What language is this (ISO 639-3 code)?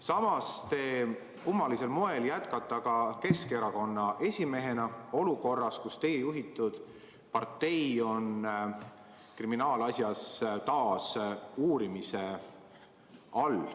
est